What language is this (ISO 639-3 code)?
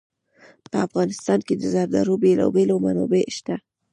pus